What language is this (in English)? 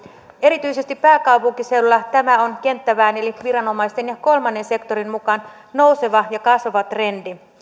Finnish